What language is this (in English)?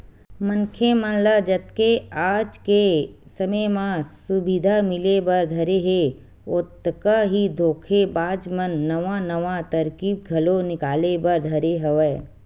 Chhattisgarhi